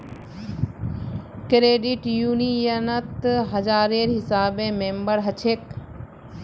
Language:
Magahi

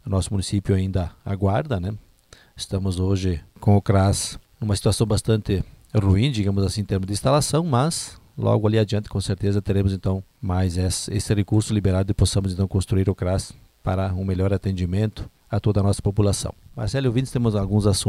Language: Portuguese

